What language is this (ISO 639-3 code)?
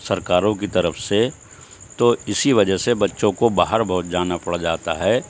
urd